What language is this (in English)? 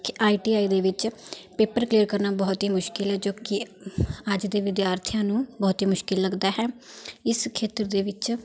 Punjabi